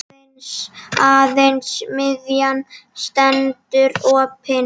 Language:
Icelandic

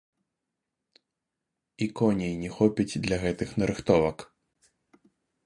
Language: Belarusian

